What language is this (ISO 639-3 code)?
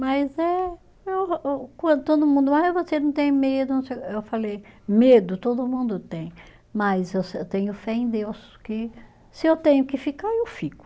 por